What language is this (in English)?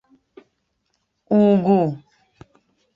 Igbo